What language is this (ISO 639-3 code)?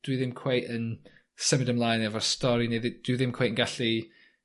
cym